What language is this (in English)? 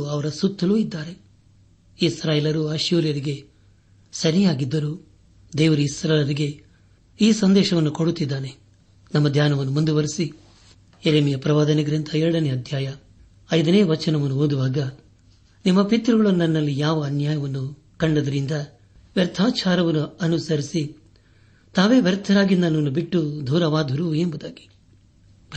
Kannada